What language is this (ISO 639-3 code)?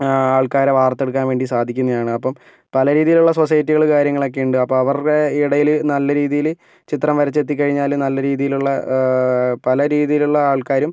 mal